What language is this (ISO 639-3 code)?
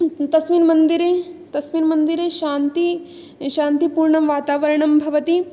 san